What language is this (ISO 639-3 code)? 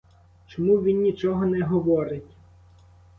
ukr